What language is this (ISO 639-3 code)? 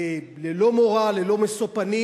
heb